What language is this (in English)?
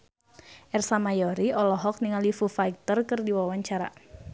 Sundanese